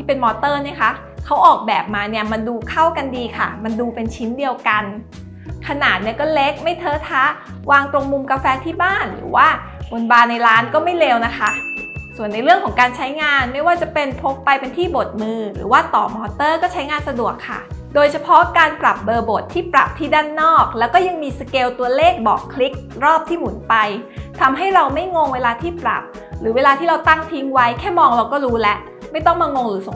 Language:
Thai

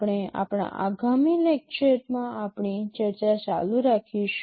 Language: Gujarati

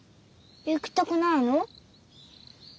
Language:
Japanese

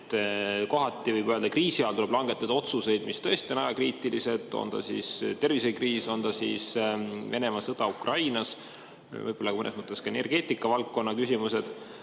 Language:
Estonian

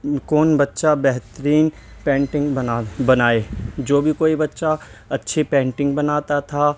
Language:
Urdu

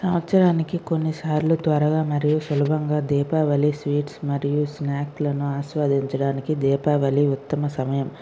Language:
Telugu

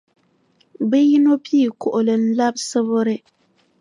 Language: Dagbani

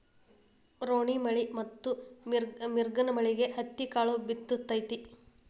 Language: Kannada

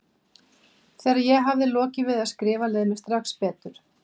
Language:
Icelandic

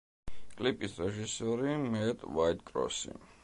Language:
Georgian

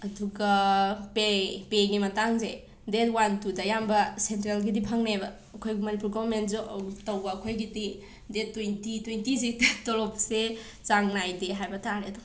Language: Manipuri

